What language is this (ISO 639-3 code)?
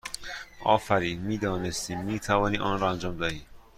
fas